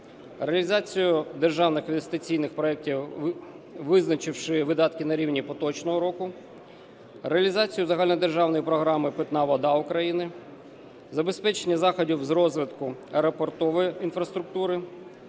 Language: Ukrainian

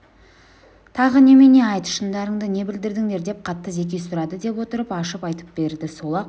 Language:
Kazakh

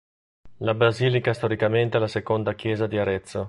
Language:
Italian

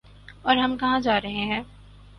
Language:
Urdu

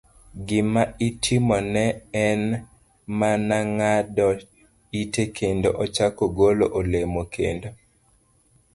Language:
Luo (Kenya and Tanzania)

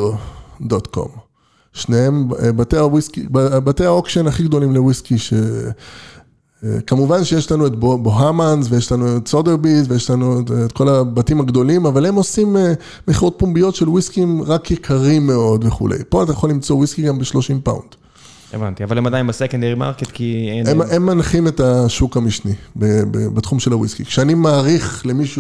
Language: Hebrew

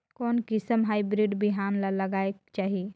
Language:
Chhattisgarhi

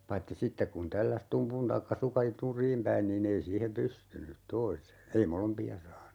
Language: Finnish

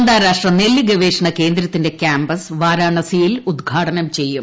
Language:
Malayalam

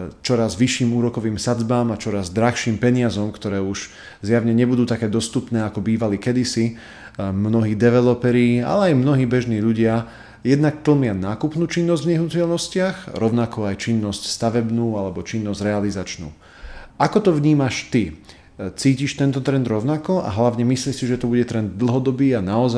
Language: Slovak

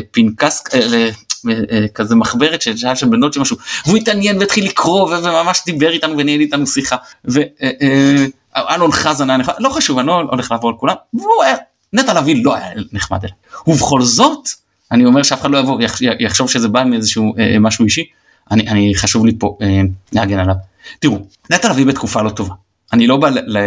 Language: Hebrew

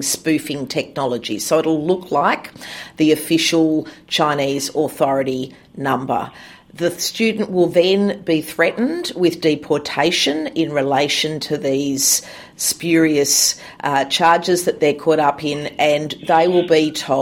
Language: Indonesian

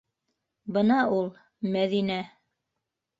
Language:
Bashkir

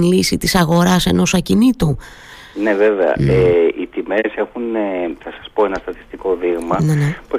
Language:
Greek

